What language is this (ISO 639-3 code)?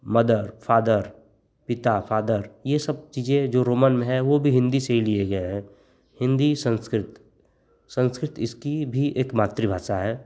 hin